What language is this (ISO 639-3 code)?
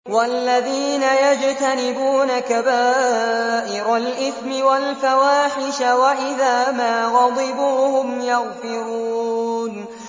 ara